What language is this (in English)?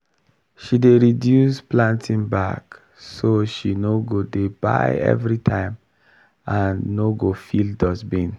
Nigerian Pidgin